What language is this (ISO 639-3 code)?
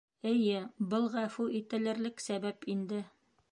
bak